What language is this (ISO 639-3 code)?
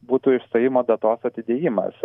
lit